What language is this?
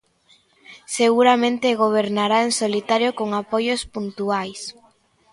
Galician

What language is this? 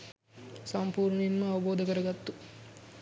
Sinhala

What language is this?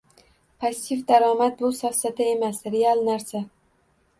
Uzbek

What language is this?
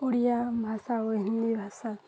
Odia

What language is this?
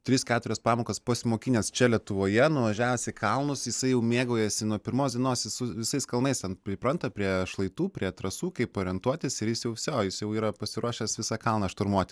Lithuanian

